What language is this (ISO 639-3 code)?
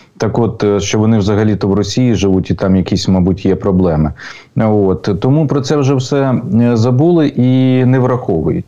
ukr